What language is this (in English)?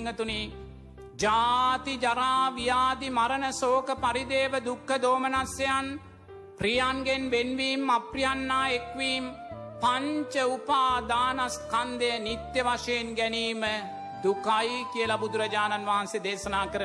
Sinhala